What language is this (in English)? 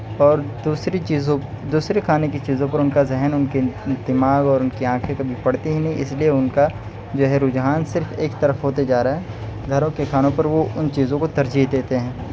Urdu